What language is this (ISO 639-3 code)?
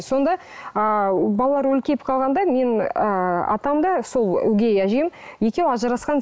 kaz